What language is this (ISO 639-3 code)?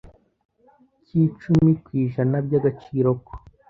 kin